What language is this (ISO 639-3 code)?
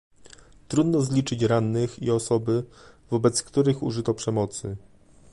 pol